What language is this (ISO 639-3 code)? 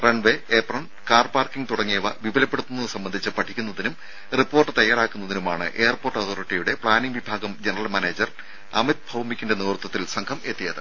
mal